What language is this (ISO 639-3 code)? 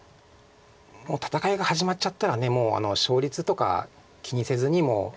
jpn